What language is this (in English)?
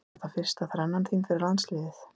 Icelandic